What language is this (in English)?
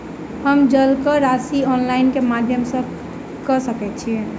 Maithili